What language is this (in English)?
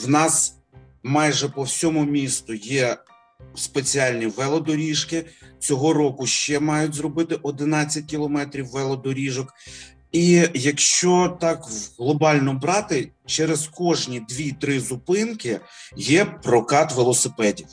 Ukrainian